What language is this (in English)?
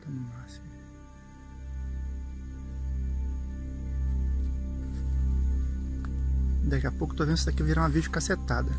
Portuguese